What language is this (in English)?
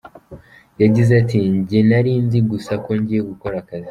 Kinyarwanda